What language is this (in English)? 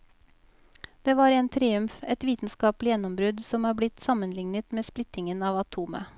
Norwegian